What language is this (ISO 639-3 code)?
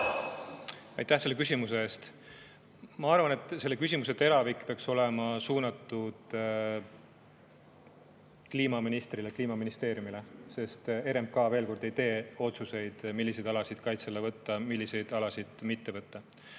est